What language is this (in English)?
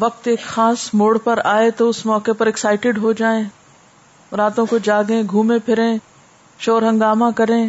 Urdu